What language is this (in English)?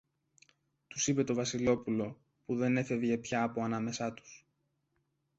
Greek